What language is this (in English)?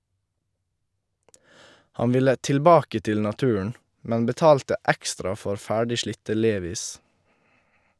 Norwegian